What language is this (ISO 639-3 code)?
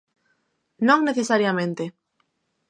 glg